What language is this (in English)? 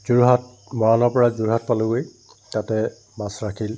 Assamese